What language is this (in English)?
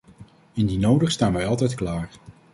Dutch